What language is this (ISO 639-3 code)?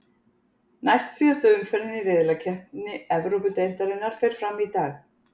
isl